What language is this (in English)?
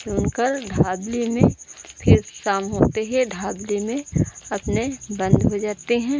Hindi